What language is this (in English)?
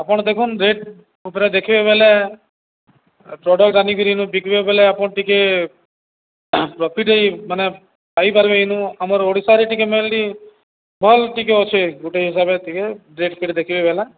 Odia